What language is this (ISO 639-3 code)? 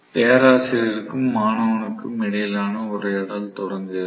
tam